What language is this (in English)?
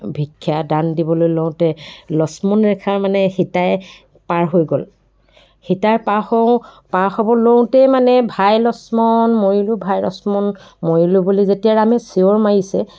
Assamese